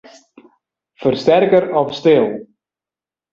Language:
Western Frisian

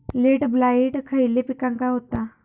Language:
Marathi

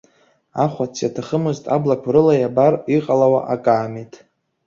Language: Abkhazian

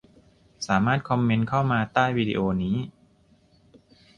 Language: Thai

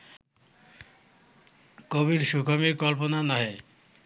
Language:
Bangla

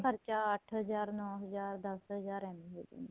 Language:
Punjabi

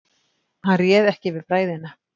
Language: Icelandic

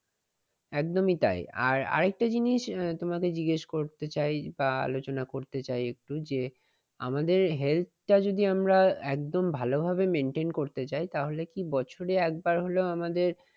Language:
Bangla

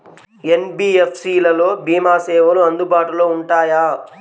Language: Telugu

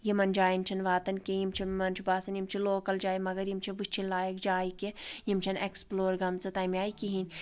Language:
Kashmiri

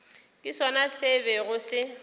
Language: Northern Sotho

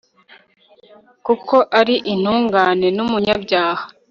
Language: Kinyarwanda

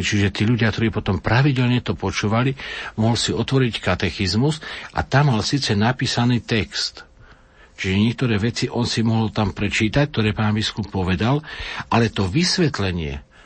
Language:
Slovak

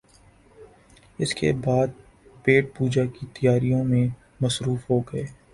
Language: Urdu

